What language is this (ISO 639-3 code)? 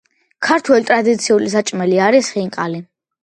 kat